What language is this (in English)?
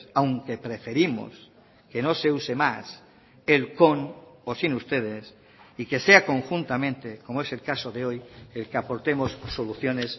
Spanish